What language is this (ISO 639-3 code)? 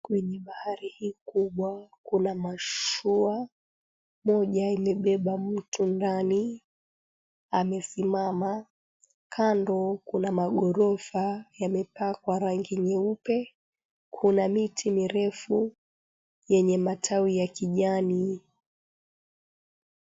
swa